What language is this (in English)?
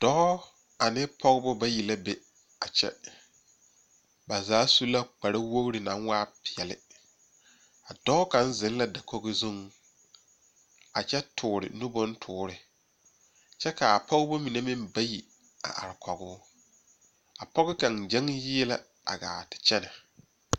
Southern Dagaare